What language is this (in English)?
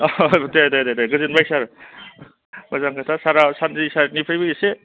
Bodo